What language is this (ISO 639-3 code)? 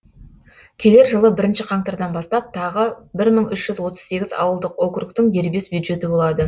kaz